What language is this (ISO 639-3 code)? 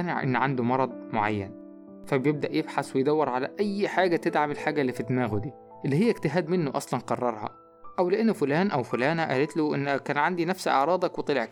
ara